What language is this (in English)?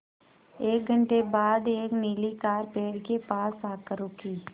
Hindi